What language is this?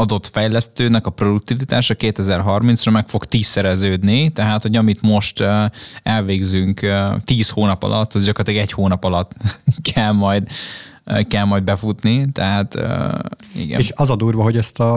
Hungarian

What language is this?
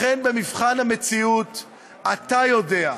Hebrew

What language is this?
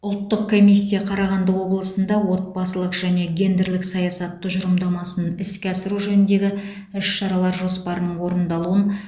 Kazakh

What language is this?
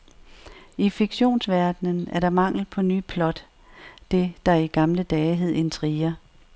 Danish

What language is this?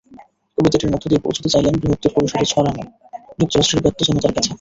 Bangla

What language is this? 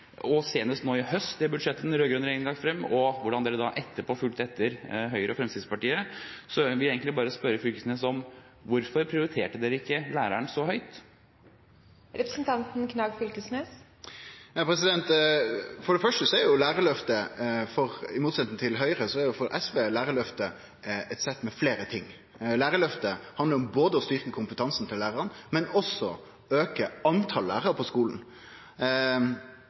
Norwegian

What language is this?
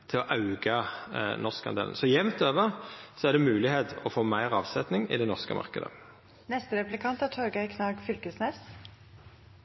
Norwegian Nynorsk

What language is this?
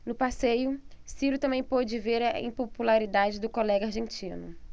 Portuguese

